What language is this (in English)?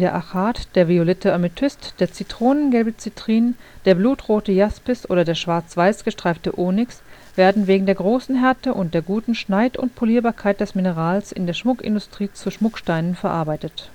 German